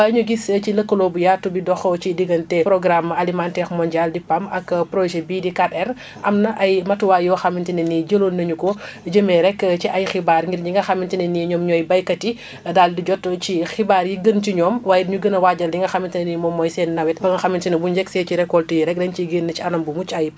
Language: Wolof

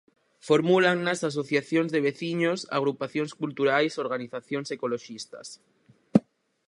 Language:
Galician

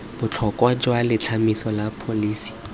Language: Tswana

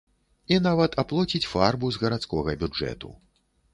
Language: Belarusian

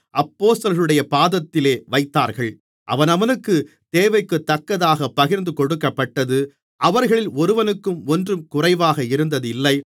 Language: Tamil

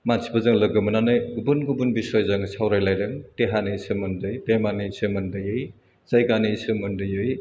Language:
Bodo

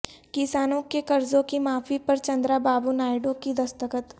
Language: Urdu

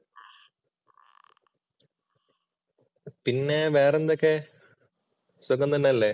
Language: Malayalam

